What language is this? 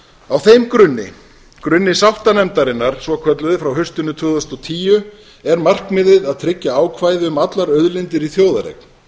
Icelandic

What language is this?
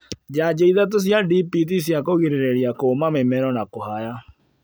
Kikuyu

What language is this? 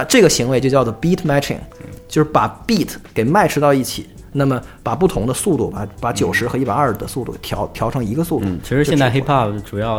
Chinese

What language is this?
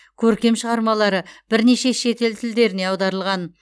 Kazakh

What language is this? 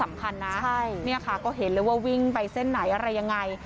Thai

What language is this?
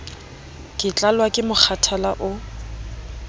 Southern Sotho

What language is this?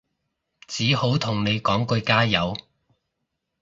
Cantonese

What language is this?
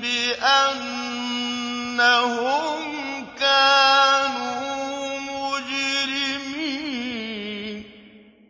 Arabic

